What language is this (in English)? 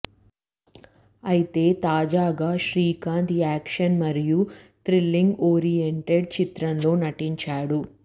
Telugu